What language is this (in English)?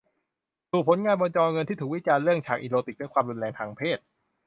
Thai